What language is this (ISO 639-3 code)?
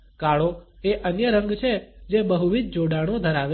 guj